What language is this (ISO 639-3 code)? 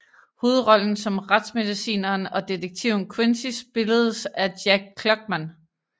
dan